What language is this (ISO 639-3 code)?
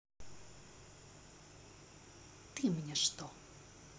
rus